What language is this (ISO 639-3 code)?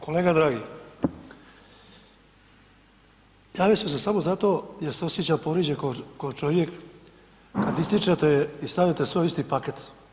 hrv